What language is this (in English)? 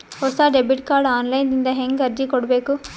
Kannada